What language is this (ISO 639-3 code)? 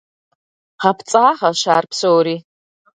kbd